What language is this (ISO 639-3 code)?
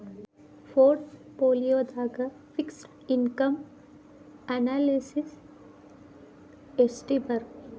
kan